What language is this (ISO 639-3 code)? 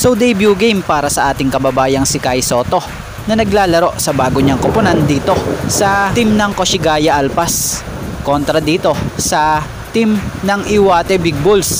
fil